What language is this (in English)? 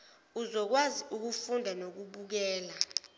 Zulu